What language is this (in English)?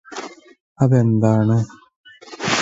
Malayalam